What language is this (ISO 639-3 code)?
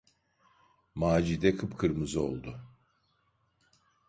tur